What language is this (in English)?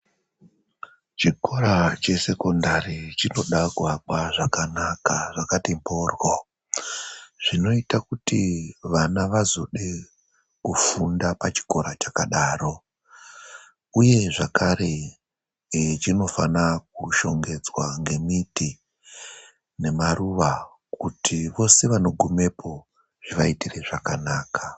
Ndau